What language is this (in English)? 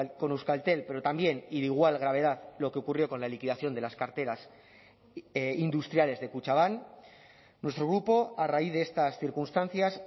Spanish